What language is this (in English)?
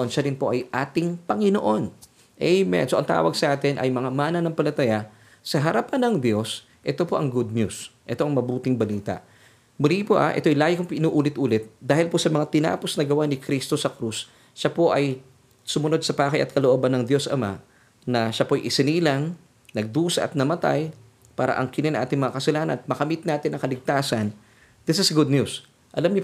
Filipino